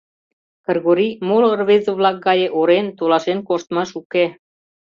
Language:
Mari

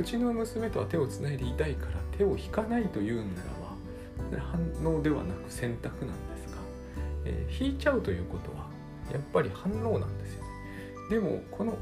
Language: Japanese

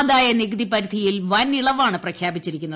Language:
Malayalam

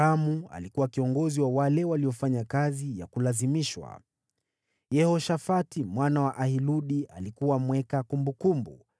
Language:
Swahili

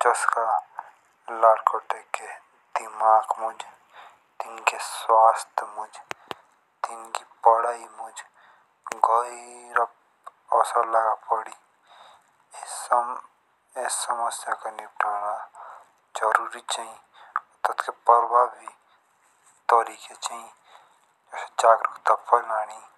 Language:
Jaunsari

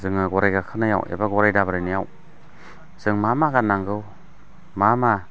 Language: Bodo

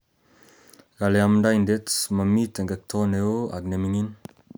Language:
Kalenjin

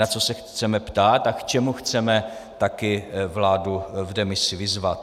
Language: Czech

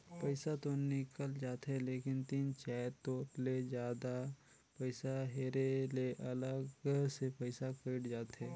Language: Chhattisgarhi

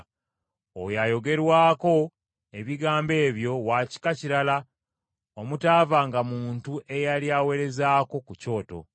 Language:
Ganda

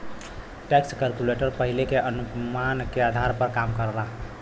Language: Bhojpuri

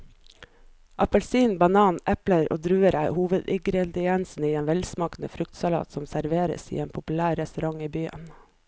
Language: Norwegian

